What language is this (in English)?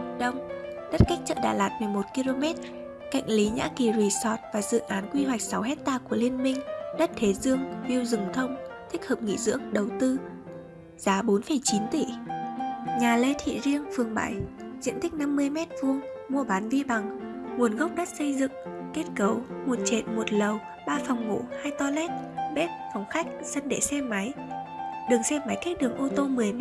Vietnamese